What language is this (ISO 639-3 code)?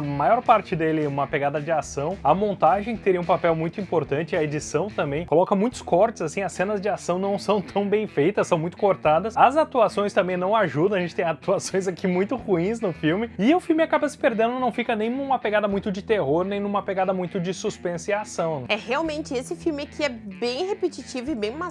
por